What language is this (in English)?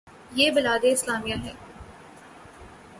Urdu